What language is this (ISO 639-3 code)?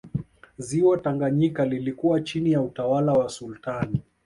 swa